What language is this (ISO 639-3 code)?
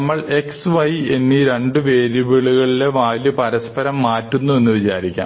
mal